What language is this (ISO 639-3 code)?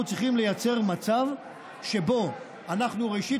heb